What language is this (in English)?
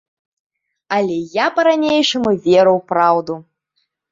Belarusian